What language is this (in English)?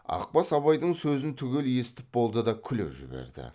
Kazakh